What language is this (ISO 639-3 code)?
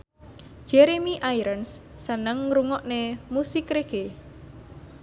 jav